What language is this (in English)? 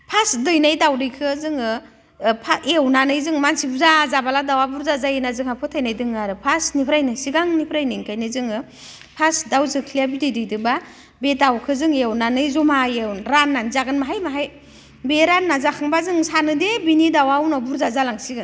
Bodo